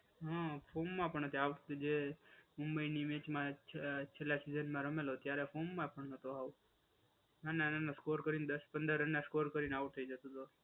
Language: Gujarati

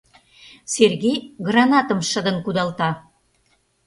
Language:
Mari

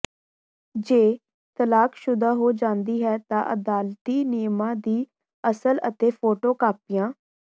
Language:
Punjabi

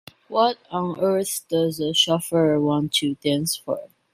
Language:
English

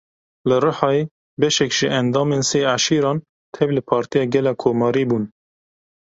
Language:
Kurdish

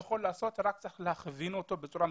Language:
Hebrew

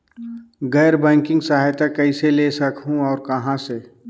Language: Chhattisgarhi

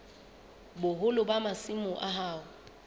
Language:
Southern Sotho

